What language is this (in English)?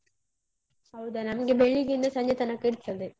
Kannada